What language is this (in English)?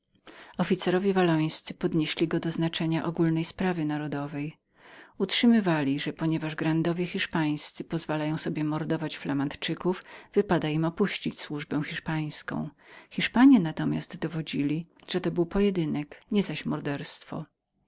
Polish